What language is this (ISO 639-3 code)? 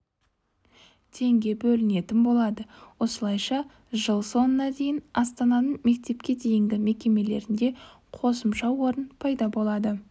kaz